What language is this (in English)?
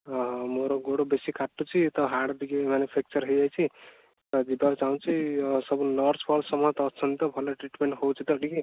Odia